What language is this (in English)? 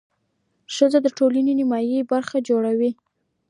Pashto